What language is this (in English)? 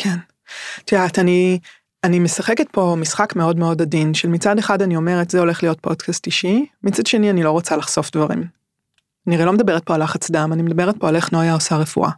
Hebrew